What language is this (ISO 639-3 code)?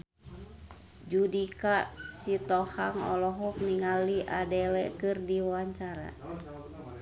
sun